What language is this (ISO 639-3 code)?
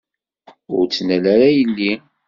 kab